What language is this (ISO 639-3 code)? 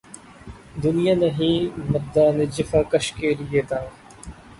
urd